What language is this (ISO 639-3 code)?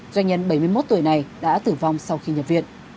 vie